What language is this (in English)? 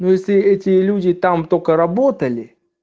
Russian